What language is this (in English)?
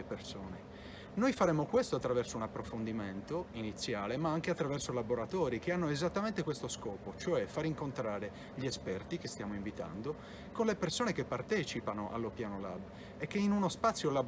Italian